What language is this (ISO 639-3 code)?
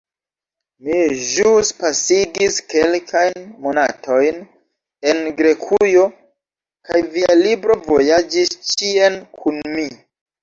epo